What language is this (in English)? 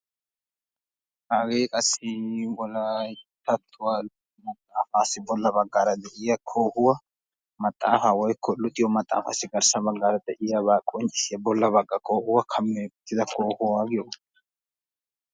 Wolaytta